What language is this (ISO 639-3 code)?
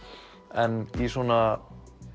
isl